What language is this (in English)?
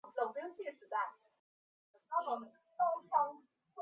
Chinese